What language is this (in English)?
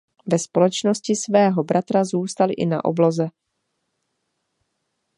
Czech